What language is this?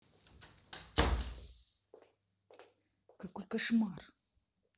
Russian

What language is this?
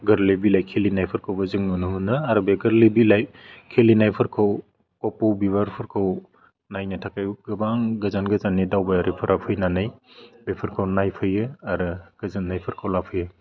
Bodo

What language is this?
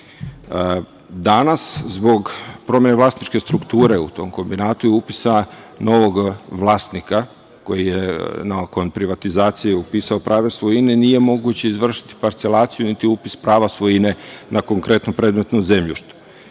Serbian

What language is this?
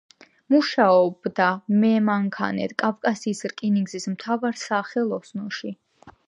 Georgian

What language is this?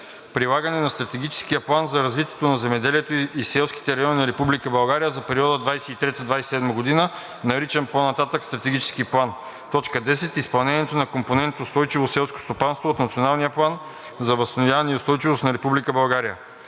Bulgarian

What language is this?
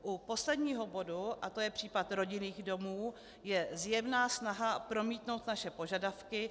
Czech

